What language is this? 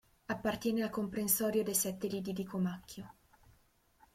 Italian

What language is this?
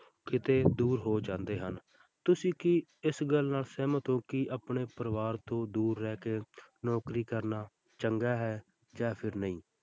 Punjabi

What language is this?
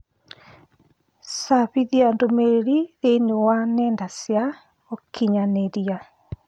Kikuyu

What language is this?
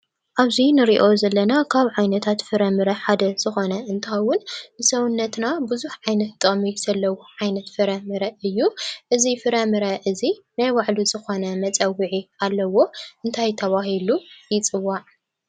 Tigrinya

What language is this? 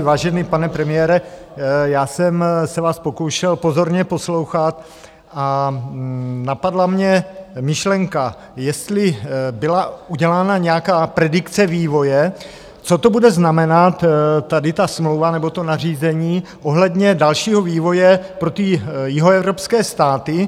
Czech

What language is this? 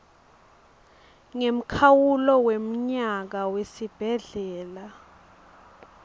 Swati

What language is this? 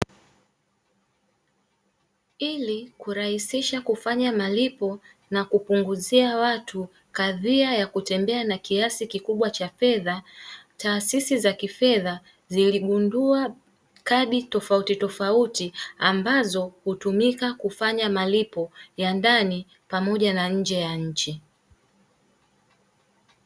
Swahili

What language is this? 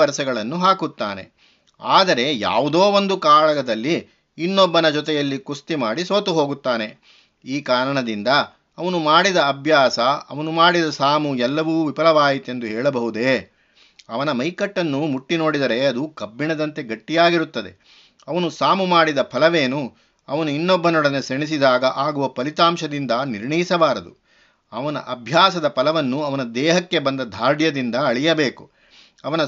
Kannada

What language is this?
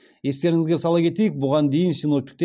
Kazakh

